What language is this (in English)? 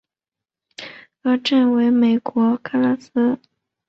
Chinese